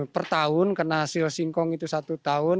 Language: Indonesian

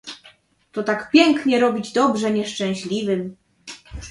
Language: Polish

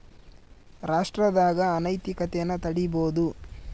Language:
Kannada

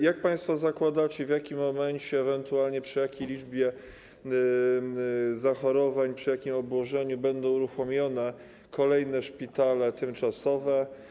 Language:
Polish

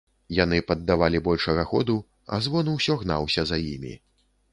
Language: Belarusian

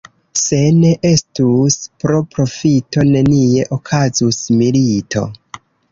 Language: Esperanto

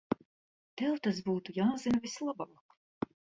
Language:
Latvian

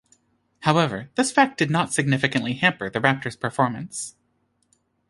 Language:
English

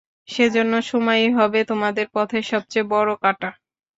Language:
Bangla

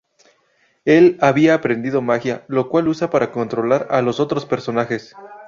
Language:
Spanish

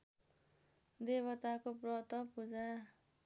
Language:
Nepali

